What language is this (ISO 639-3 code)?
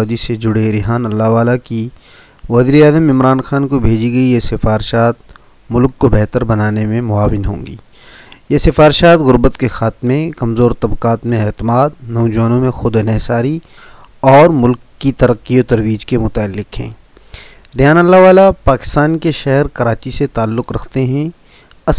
urd